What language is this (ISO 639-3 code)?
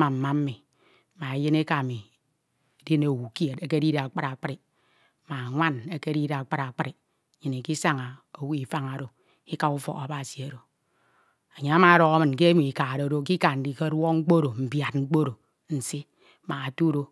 itw